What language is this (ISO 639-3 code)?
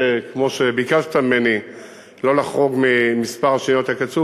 heb